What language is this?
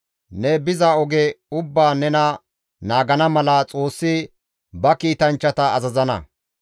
Gamo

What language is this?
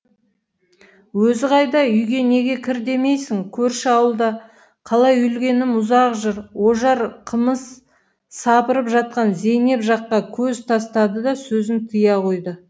Kazakh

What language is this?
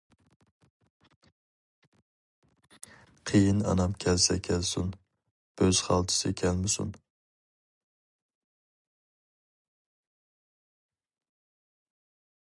Uyghur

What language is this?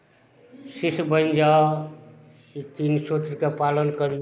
Maithili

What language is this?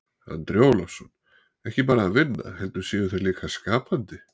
Icelandic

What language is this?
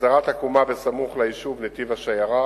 Hebrew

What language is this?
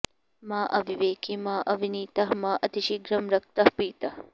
Sanskrit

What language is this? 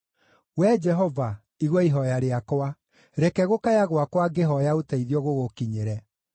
Kikuyu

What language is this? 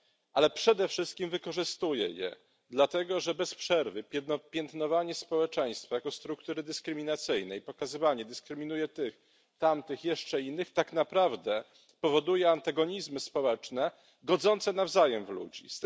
Polish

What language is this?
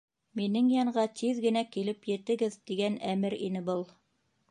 Bashkir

